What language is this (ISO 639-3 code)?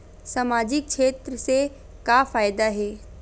hne